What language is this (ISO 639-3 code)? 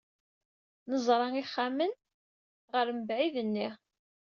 kab